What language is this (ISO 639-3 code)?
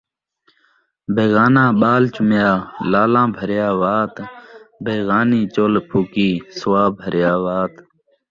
skr